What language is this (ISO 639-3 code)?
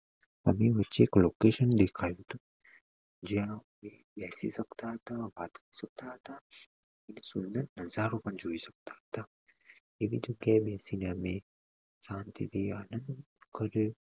guj